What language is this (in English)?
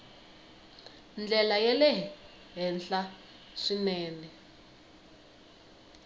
Tsonga